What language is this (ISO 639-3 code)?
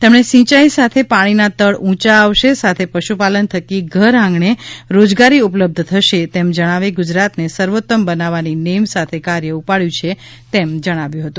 guj